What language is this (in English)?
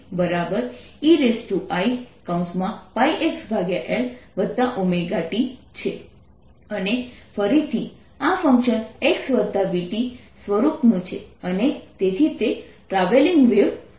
Gujarati